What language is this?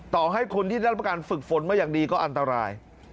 Thai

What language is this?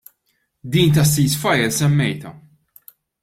Maltese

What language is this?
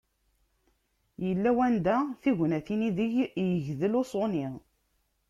Kabyle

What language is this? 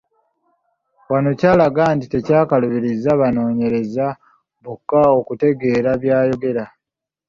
Ganda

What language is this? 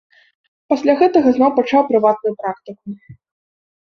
Belarusian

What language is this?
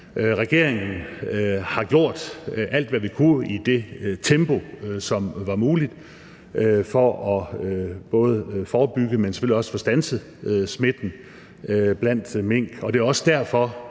Danish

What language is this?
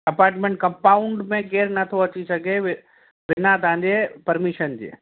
Sindhi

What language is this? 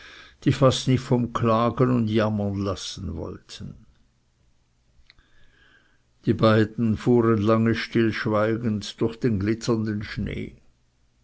German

